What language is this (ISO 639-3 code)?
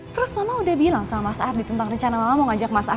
ind